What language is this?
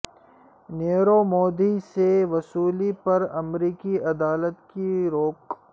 Urdu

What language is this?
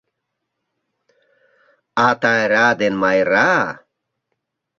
Mari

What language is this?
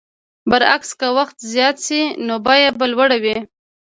Pashto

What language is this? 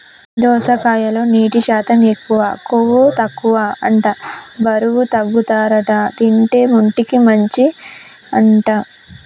Telugu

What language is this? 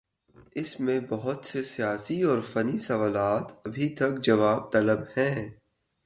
Urdu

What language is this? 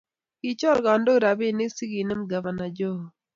Kalenjin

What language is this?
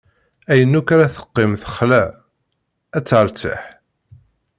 Kabyle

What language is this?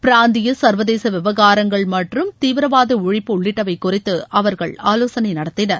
Tamil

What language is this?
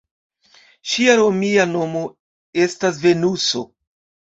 Esperanto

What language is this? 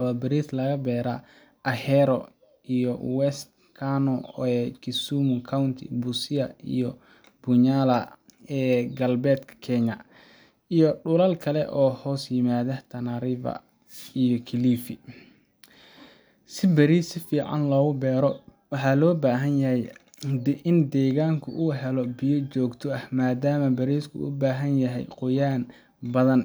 Somali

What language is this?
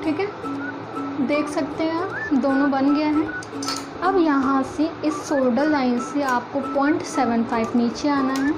Hindi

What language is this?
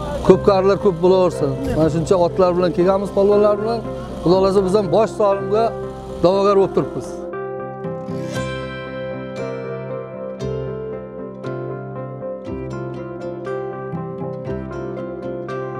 Turkish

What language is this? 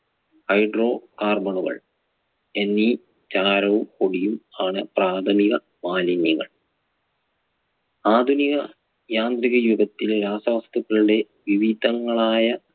Malayalam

